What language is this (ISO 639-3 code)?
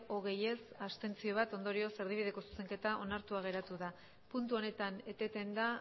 eus